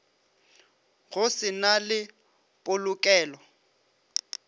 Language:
Northern Sotho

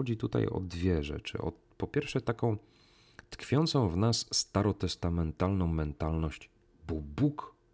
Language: Polish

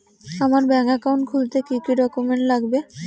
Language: Bangla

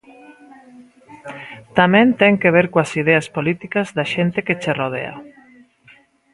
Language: Galician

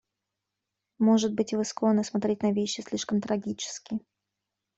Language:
Russian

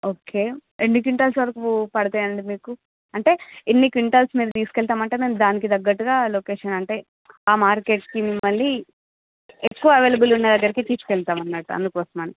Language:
Telugu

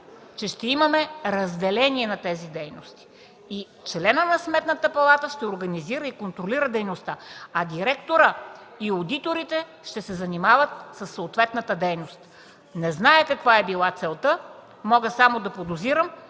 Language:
Bulgarian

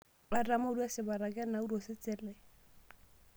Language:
Masai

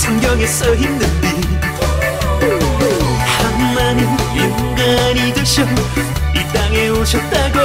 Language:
Korean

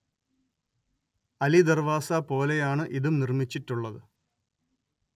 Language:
Malayalam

